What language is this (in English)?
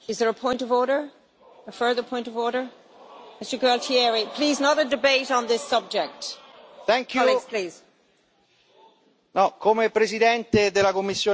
Italian